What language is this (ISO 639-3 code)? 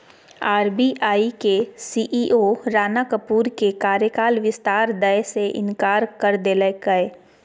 mag